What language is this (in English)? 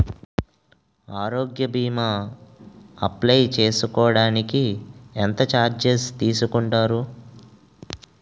Telugu